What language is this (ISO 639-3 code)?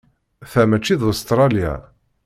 kab